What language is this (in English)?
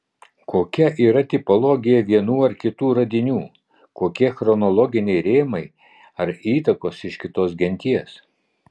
Lithuanian